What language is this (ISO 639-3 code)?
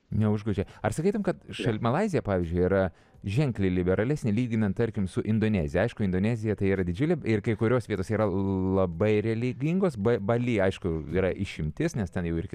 lit